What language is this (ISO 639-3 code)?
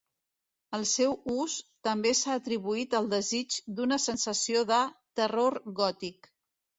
cat